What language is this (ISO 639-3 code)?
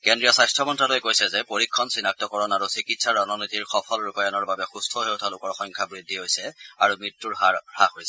asm